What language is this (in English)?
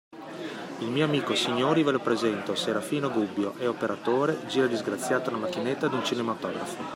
Italian